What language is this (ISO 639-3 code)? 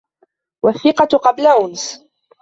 ara